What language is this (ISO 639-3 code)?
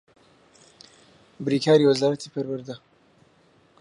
ckb